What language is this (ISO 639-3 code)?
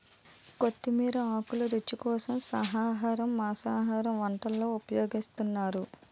tel